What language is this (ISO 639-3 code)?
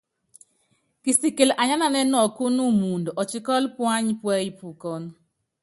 yav